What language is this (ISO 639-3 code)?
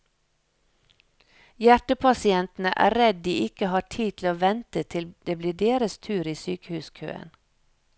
nor